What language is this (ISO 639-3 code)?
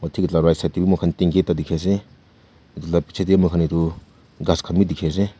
nag